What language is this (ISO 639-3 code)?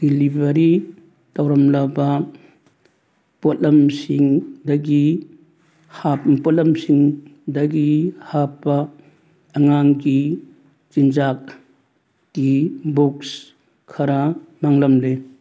mni